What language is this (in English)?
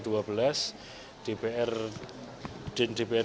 Indonesian